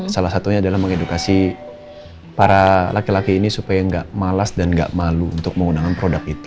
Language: Indonesian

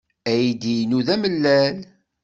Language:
Kabyle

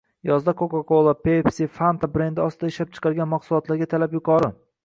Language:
Uzbek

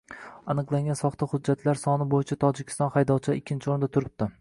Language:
Uzbek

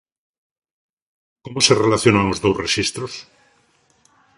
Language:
Galician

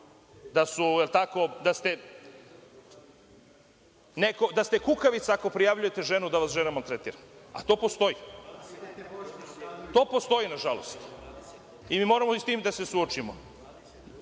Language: Serbian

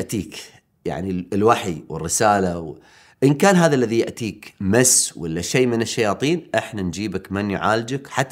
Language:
Arabic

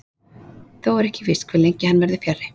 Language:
Icelandic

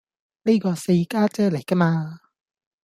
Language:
Cantonese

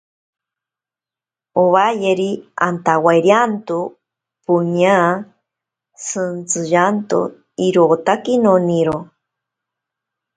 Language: Ashéninka Perené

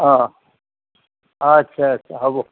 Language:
Assamese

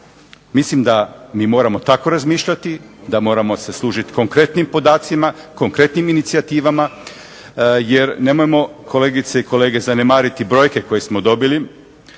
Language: Croatian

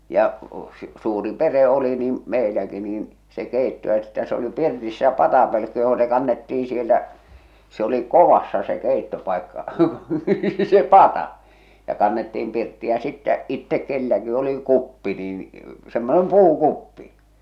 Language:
Finnish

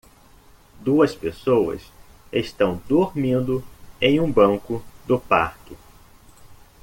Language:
Portuguese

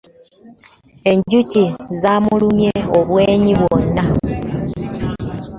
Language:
Ganda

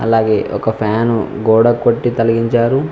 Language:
Telugu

